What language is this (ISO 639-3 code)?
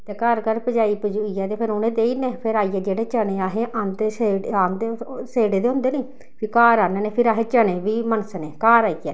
doi